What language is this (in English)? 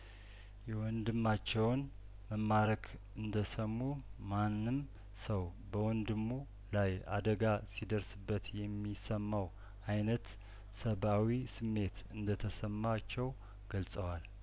Amharic